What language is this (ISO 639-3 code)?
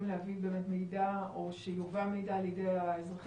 heb